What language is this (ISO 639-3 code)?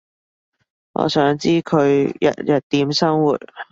yue